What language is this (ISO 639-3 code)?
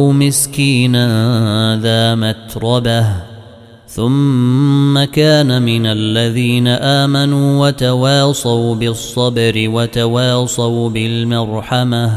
ara